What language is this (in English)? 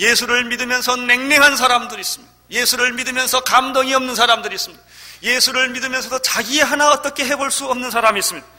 Korean